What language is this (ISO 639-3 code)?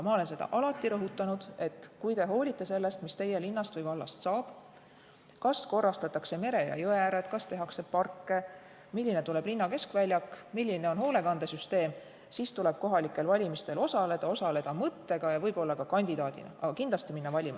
est